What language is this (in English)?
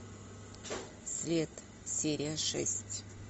Russian